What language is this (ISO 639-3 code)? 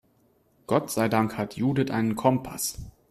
deu